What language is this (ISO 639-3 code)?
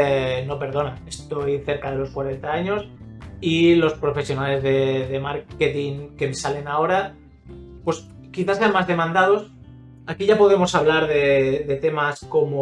spa